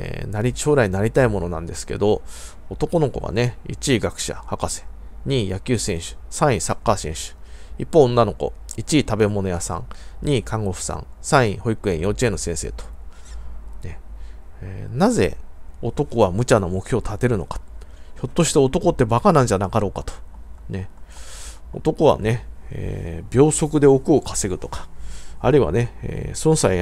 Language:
Japanese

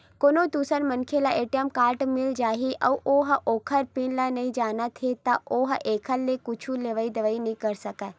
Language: Chhattisgarhi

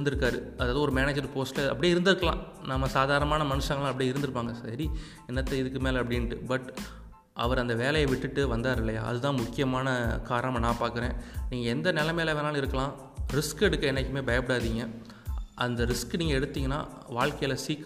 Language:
Tamil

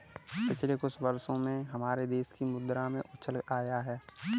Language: Hindi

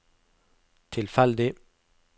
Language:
Norwegian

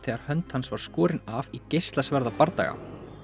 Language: Icelandic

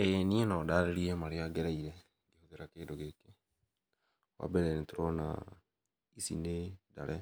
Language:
Kikuyu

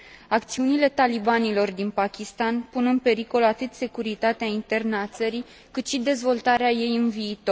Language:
Romanian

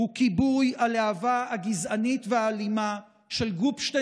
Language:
Hebrew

